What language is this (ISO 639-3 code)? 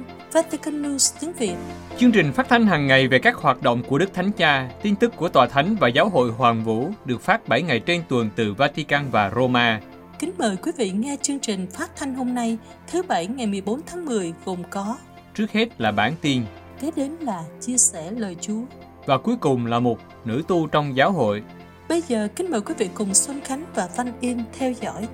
vie